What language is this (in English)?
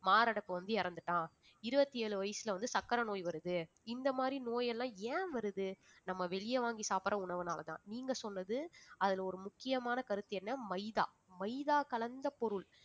Tamil